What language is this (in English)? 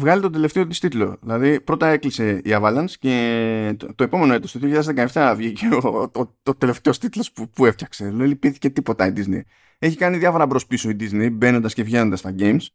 Greek